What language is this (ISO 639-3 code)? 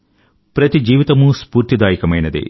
tel